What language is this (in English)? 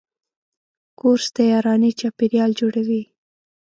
Pashto